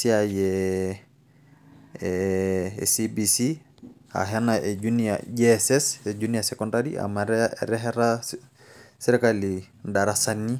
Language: Masai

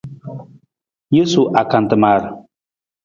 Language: Nawdm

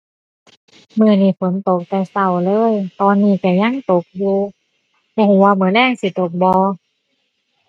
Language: Thai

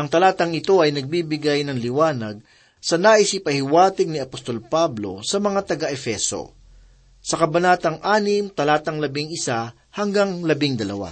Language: Filipino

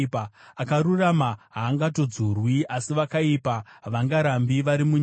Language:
Shona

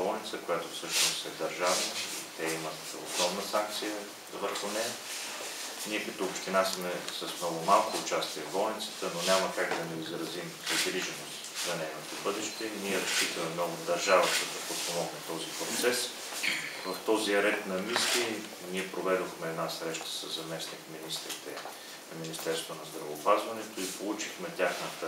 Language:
Bulgarian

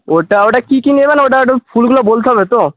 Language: Bangla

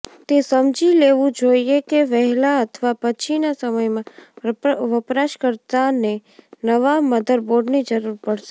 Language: Gujarati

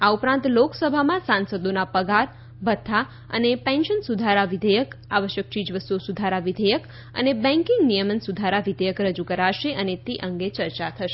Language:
Gujarati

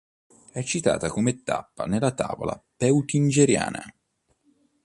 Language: Italian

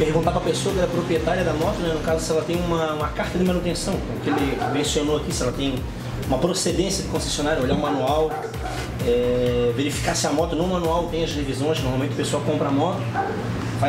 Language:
Portuguese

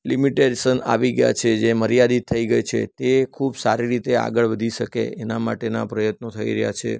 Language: Gujarati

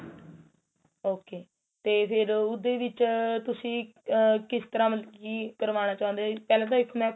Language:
Punjabi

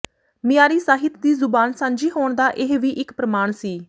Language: Punjabi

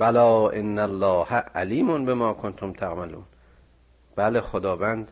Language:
Persian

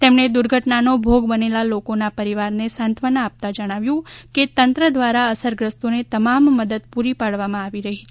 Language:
Gujarati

